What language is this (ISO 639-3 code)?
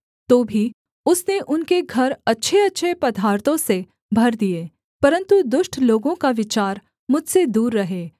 hin